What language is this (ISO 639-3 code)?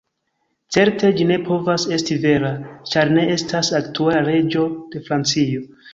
epo